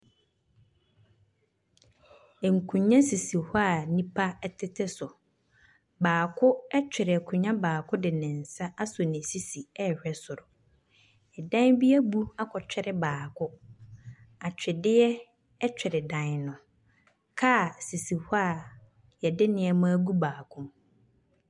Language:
Akan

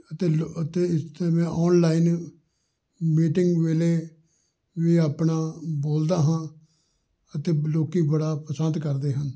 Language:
Punjabi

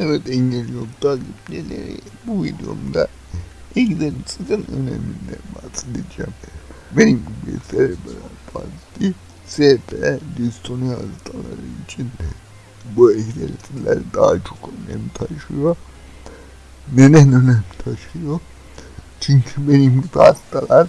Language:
Turkish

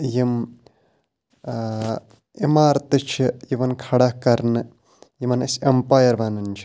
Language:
Kashmiri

